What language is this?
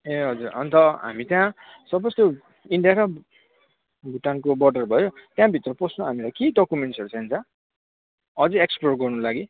Nepali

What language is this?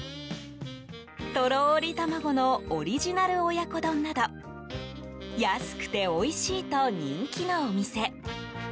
Japanese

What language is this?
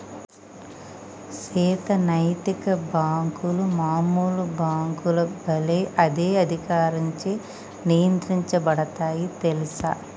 Telugu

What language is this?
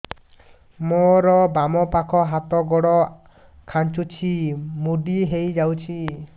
Odia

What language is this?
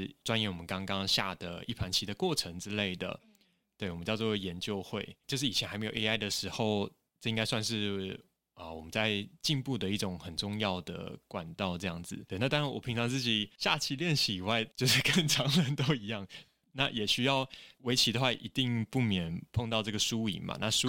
Chinese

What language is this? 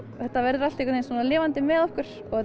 Icelandic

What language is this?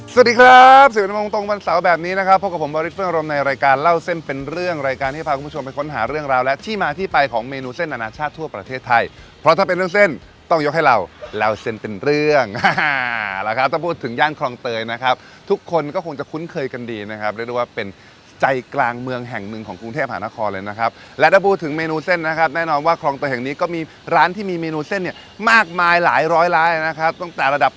Thai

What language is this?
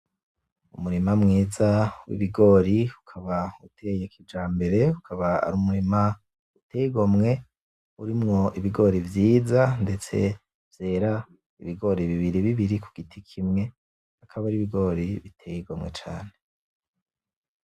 Rundi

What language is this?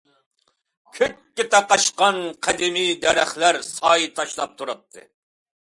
Uyghur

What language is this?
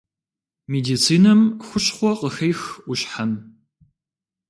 Kabardian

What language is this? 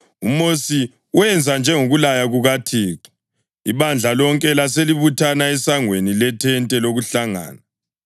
North Ndebele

